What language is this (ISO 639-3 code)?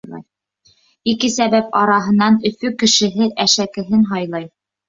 bak